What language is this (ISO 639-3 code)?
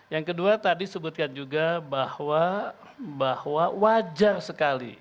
ind